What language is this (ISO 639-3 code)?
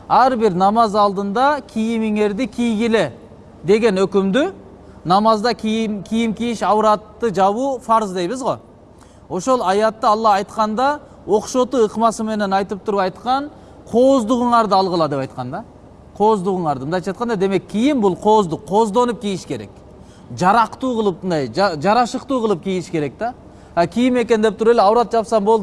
tur